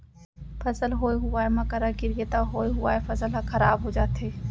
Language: Chhattisgarhi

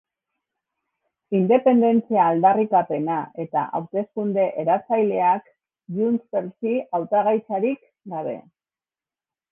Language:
Basque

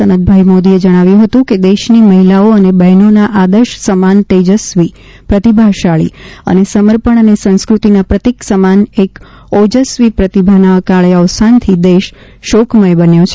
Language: Gujarati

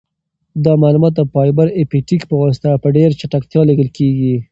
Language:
Pashto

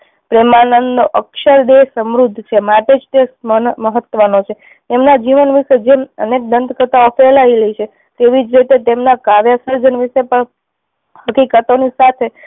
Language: Gujarati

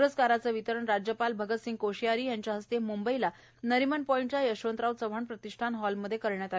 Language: Marathi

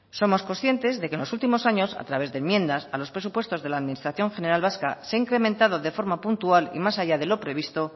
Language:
Spanish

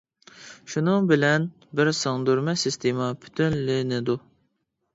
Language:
Uyghur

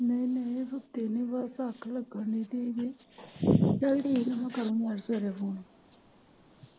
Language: Punjabi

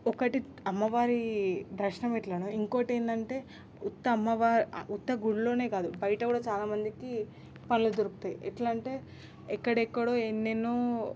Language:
Telugu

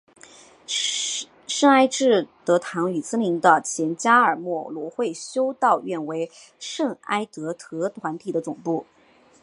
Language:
Chinese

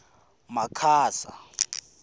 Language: Tsonga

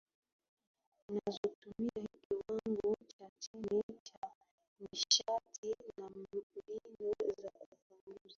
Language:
Swahili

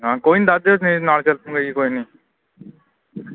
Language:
Punjabi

